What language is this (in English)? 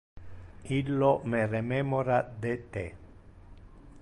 Interlingua